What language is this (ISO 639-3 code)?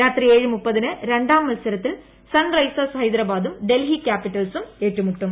mal